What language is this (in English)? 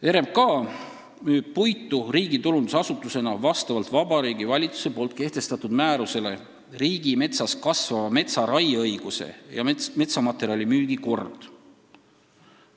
Estonian